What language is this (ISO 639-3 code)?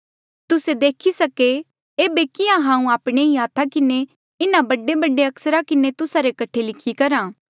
mjl